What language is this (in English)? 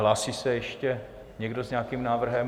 Czech